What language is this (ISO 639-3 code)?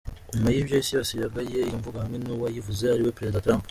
kin